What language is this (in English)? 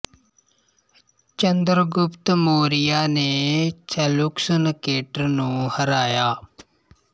Punjabi